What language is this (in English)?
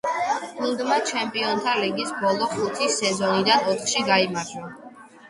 Georgian